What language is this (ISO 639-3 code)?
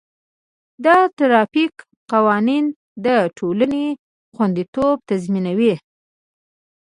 pus